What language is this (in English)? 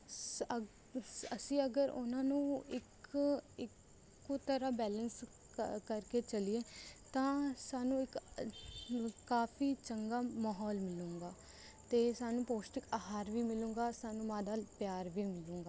Punjabi